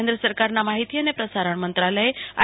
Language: Gujarati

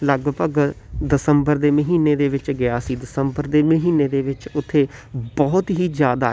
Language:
Punjabi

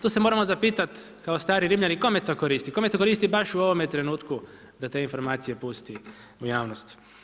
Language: Croatian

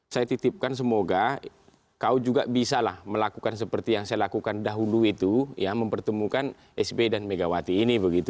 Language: Indonesian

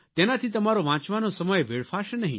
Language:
Gujarati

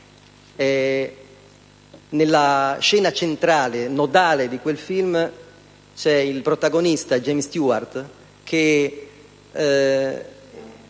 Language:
Italian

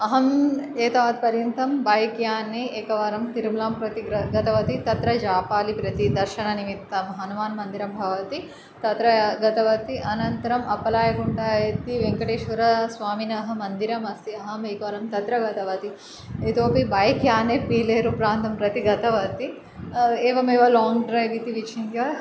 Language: Sanskrit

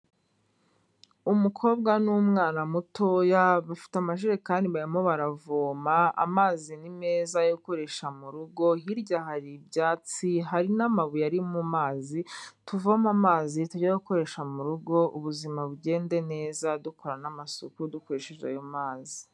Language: Kinyarwanda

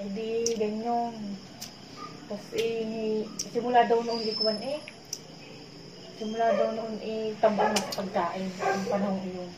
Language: Filipino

